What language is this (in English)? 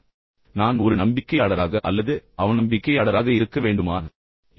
Tamil